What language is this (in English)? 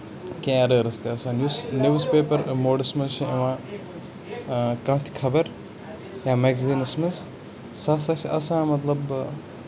Kashmiri